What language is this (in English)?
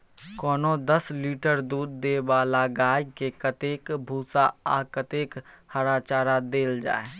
Maithili